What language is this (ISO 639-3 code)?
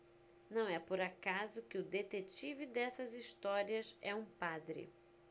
por